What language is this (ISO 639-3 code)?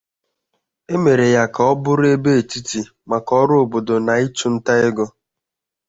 ibo